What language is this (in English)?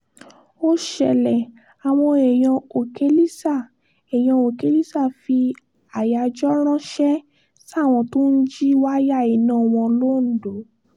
Yoruba